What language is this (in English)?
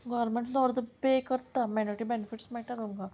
Konkani